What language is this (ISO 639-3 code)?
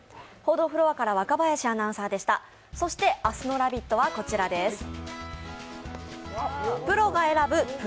jpn